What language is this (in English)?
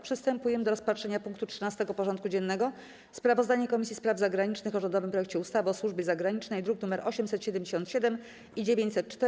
Polish